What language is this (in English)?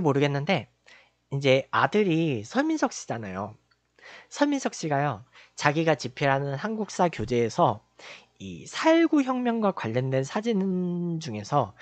Korean